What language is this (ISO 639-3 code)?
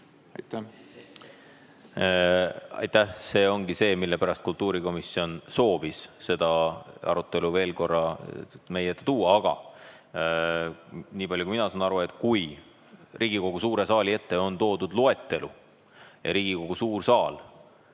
est